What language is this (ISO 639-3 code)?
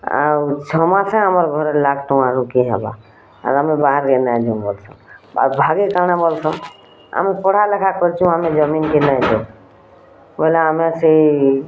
ori